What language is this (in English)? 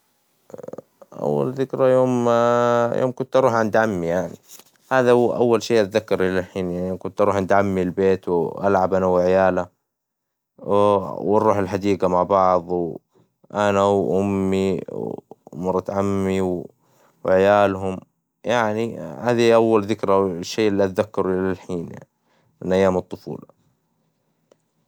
Hijazi Arabic